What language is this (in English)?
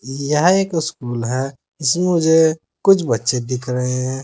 Hindi